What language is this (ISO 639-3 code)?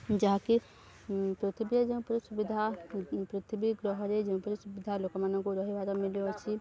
ori